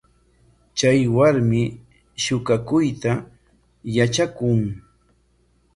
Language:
Corongo Ancash Quechua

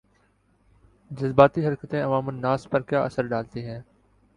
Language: Urdu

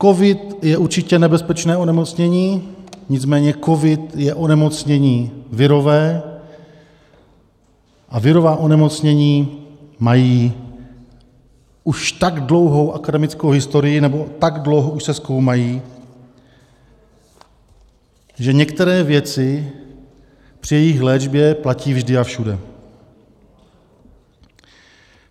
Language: Czech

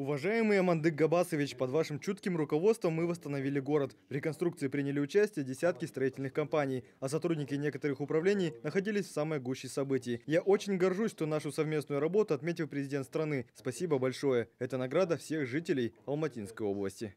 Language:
Russian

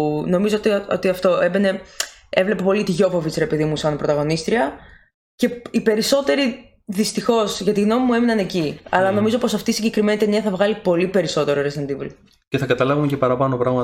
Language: Greek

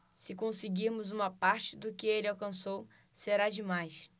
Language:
Portuguese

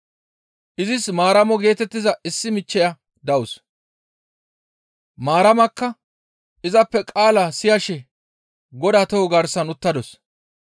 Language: Gamo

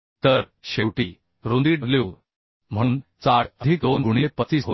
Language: Marathi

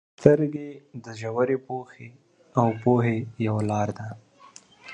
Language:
Pashto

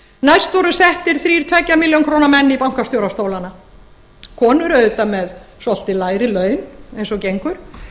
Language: Icelandic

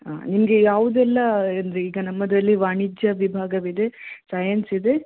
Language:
Kannada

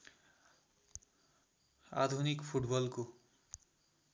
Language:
Nepali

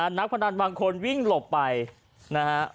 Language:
Thai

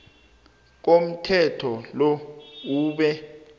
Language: South Ndebele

